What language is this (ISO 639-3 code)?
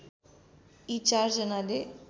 nep